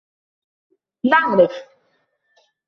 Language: Arabic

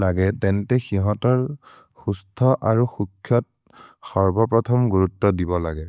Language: Maria (India)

